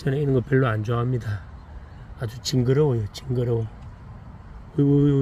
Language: Korean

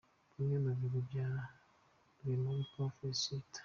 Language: Kinyarwanda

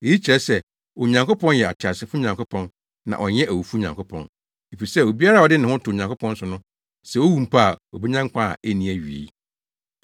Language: Akan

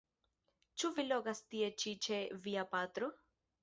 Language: Esperanto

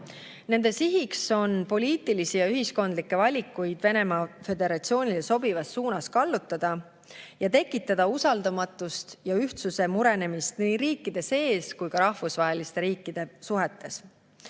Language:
Estonian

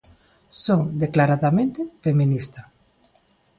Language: Galician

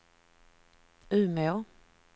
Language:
Swedish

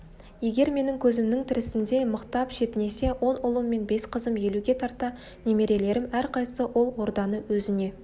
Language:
Kazakh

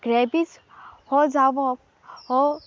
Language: Konkani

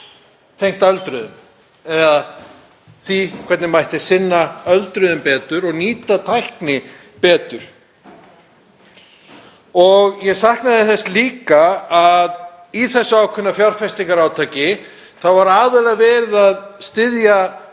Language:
Icelandic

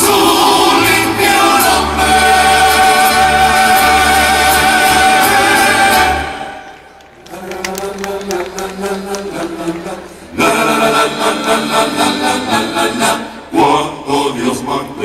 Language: Arabic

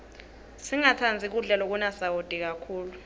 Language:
Swati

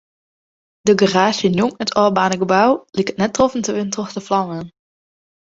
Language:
Western Frisian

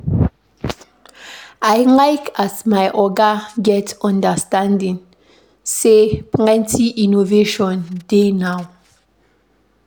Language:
Nigerian Pidgin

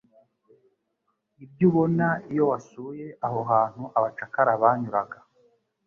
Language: Kinyarwanda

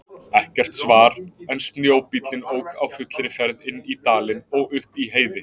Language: Icelandic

